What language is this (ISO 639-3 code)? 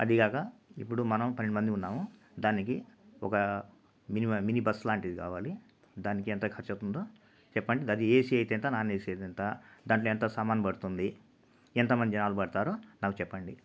tel